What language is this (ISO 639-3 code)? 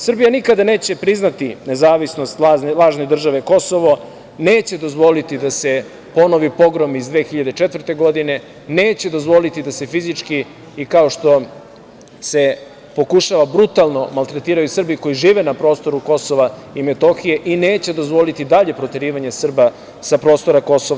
srp